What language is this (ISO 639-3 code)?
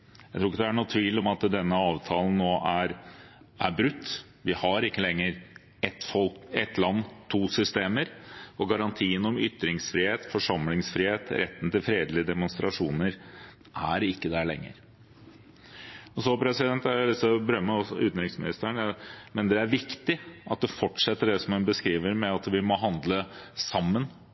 nob